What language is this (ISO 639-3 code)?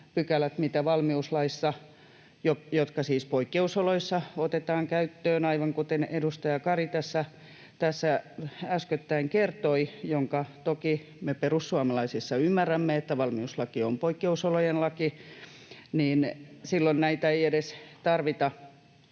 fin